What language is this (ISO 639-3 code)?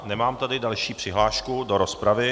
ces